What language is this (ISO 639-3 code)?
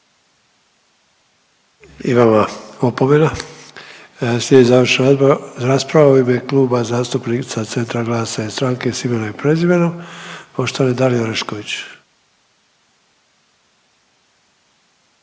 hrv